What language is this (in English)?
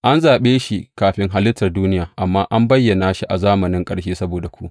Hausa